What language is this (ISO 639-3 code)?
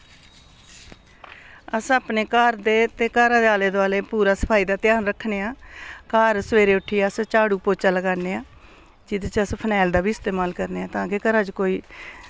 doi